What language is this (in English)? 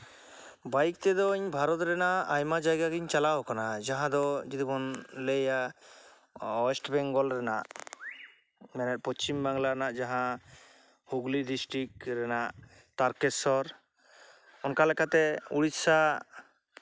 Santali